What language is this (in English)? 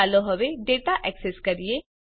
Gujarati